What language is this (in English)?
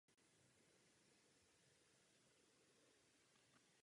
Czech